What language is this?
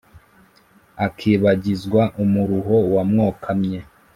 Kinyarwanda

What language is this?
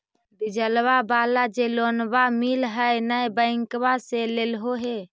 Magahi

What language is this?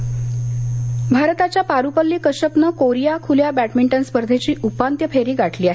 Marathi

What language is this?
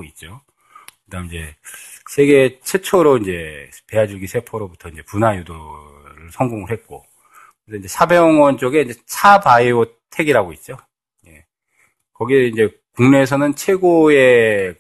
Korean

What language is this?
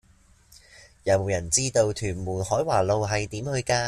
Cantonese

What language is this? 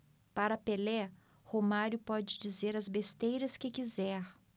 Portuguese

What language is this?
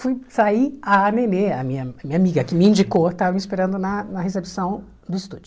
Portuguese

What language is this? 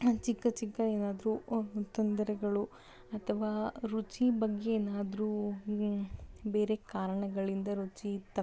Kannada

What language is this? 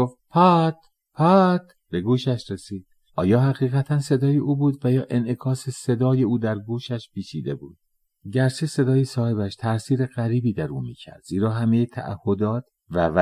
Persian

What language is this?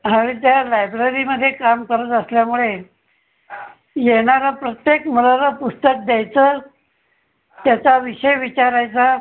Marathi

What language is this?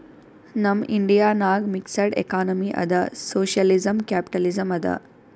Kannada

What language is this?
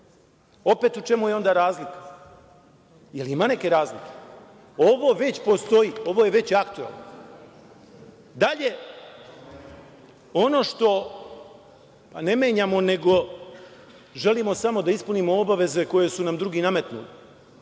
Serbian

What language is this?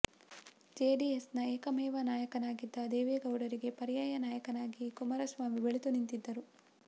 Kannada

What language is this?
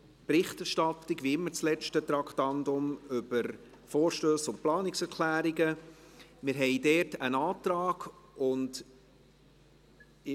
Swiss German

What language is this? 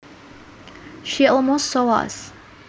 Javanese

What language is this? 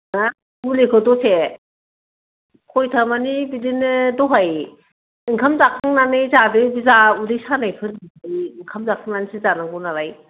Bodo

